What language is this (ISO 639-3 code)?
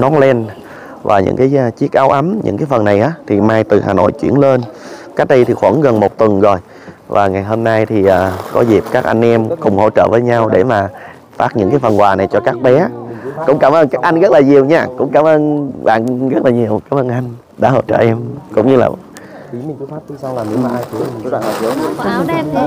vie